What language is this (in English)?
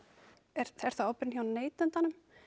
Icelandic